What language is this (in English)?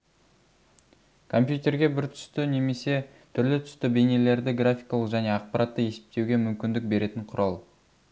Kazakh